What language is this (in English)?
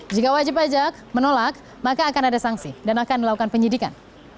Indonesian